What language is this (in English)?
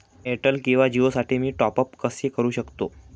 Marathi